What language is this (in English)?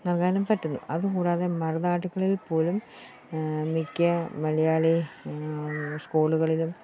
Malayalam